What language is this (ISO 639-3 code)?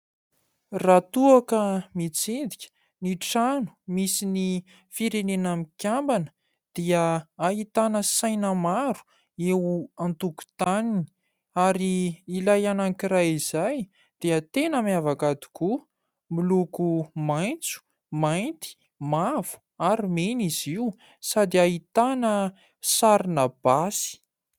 mlg